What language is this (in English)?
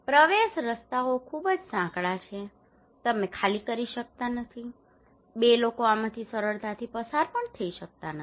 Gujarati